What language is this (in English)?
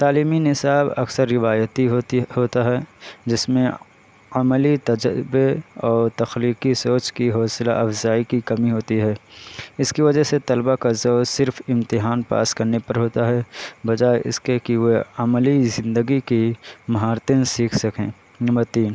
Urdu